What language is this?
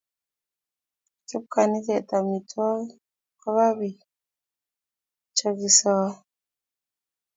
Kalenjin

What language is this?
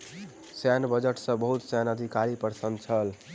Maithili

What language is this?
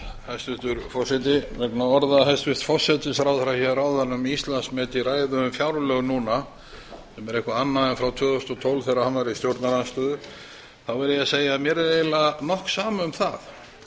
Icelandic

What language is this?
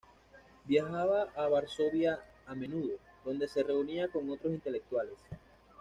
Spanish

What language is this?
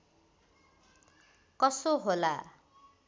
Nepali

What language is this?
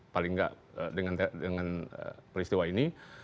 Indonesian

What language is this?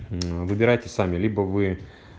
Russian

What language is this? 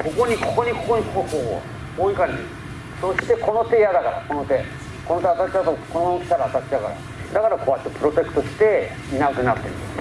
Japanese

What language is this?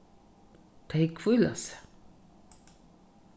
Faroese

